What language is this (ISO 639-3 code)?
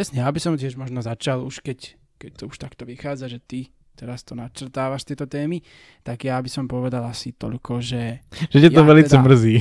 slk